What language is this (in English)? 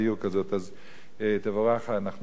Hebrew